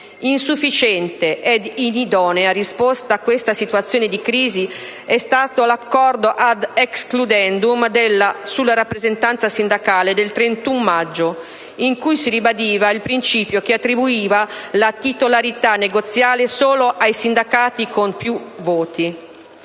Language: Italian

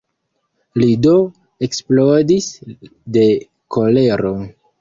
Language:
Esperanto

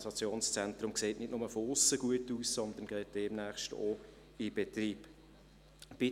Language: Swiss German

